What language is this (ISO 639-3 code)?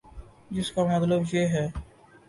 urd